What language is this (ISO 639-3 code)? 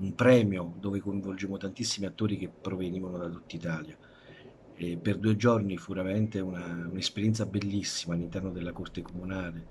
ita